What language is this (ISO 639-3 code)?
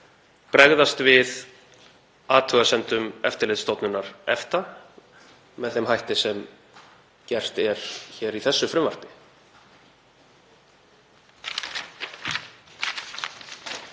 isl